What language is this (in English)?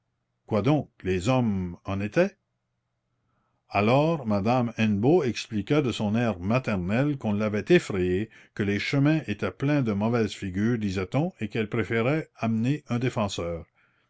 French